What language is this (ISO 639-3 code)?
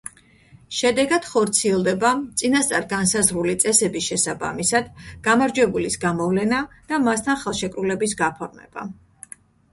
kat